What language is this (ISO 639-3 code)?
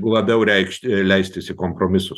lit